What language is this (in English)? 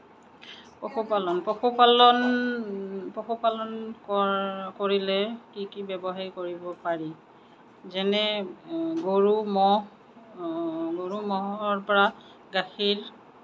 Assamese